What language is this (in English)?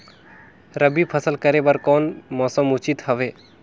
Chhattisgarhi